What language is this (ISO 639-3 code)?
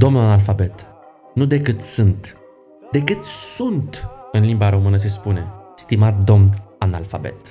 ron